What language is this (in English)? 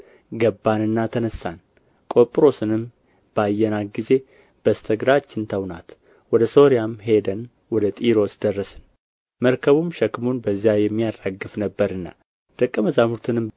Amharic